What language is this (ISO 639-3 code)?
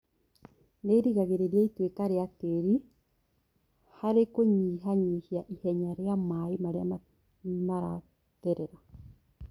kik